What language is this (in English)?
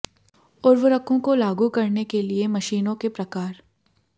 Hindi